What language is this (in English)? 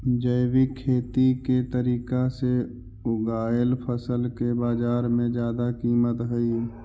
Magahi